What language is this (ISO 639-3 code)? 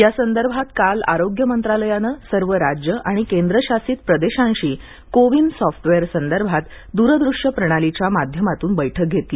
mar